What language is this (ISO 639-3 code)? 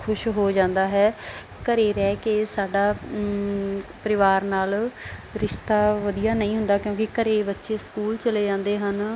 pan